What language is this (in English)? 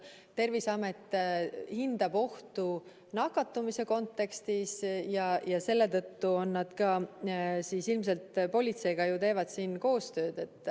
Estonian